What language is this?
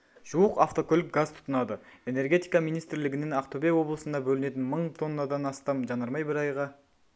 Kazakh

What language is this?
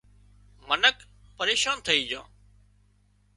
Wadiyara Koli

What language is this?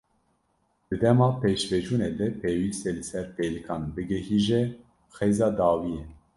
Kurdish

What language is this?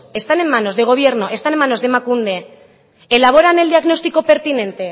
Spanish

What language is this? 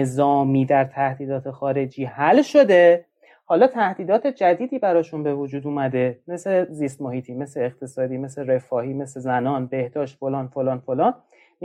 Persian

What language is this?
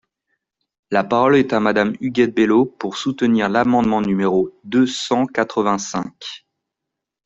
French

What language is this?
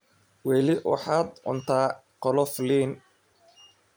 Somali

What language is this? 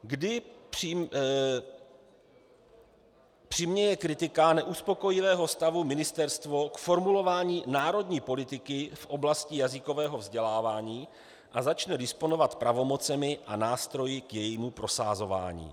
Czech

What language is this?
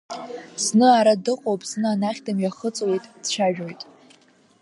Abkhazian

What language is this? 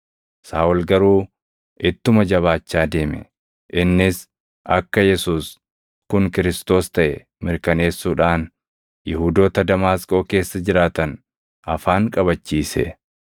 Oromo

